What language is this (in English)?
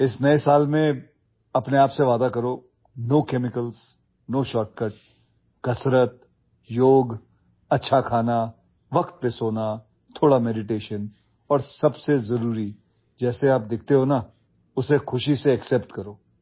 Assamese